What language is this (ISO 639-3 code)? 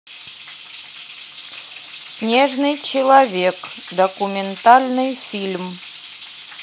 rus